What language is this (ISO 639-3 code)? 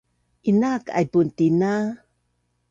bnn